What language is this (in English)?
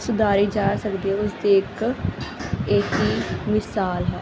Punjabi